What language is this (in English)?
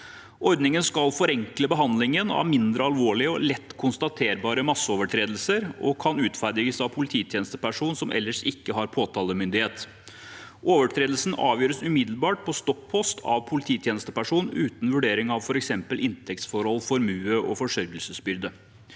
Norwegian